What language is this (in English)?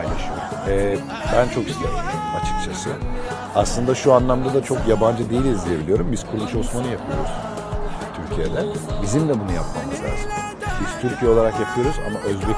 Turkish